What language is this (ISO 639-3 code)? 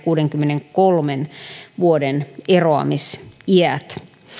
fin